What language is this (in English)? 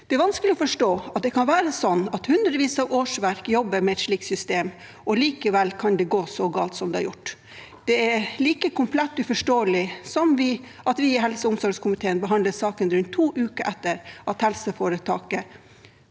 Norwegian